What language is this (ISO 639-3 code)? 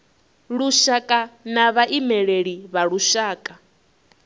ven